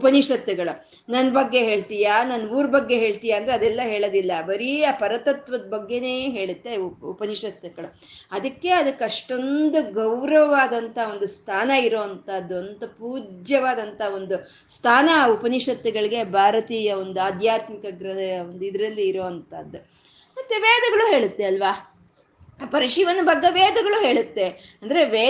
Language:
Kannada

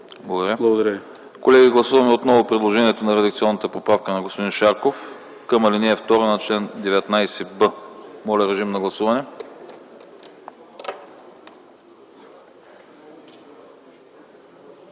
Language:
Bulgarian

